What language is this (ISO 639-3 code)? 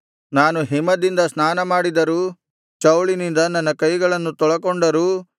kan